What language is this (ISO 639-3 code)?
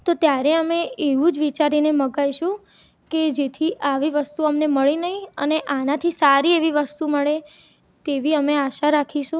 guj